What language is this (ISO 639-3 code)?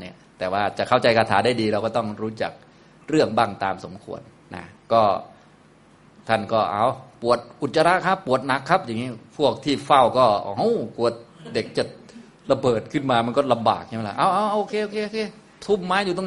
tha